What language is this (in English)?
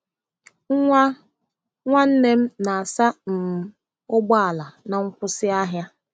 Igbo